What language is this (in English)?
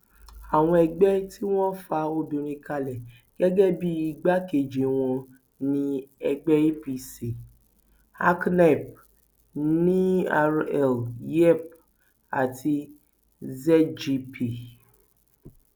Yoruba